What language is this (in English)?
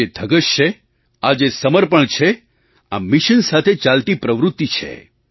Gujarati